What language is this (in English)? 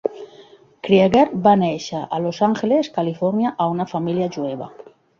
Catalan